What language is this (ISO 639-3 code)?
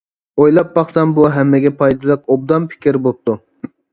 uig